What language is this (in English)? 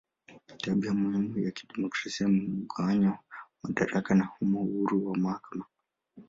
Swahili